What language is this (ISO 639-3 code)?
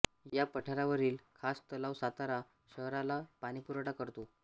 mar